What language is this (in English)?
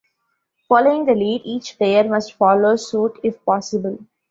English